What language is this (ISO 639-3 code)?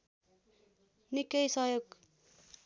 nep